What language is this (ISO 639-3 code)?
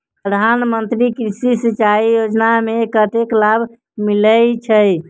mai